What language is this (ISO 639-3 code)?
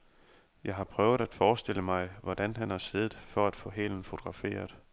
dan